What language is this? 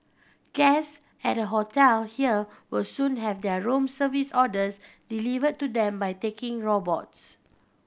English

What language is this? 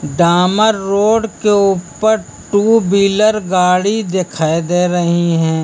Hindi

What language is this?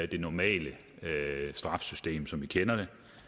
Danish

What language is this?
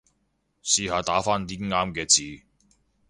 Cantonese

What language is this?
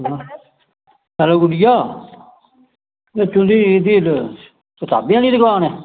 Dogri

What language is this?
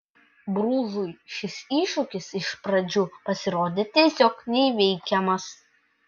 Lithuanian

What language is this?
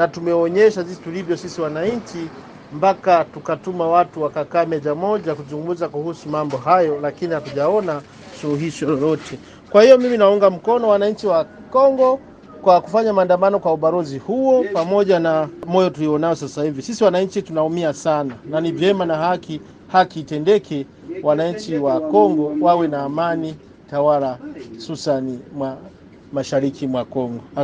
Swahili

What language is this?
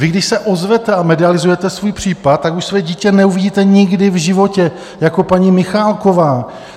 Czech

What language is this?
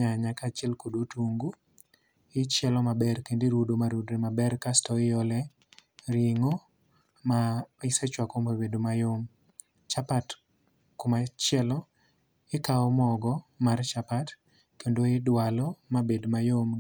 Luo (Kenya and Tanzania)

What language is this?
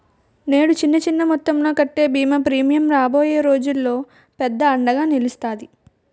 Telugu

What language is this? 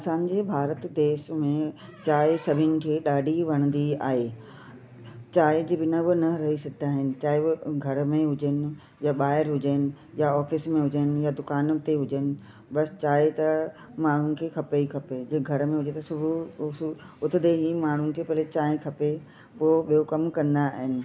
Sindhi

